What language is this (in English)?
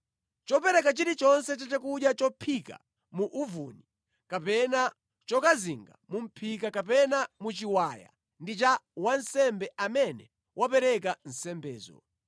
Nyanja